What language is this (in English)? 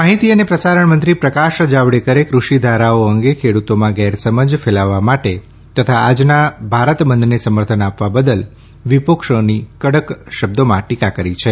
Gujarati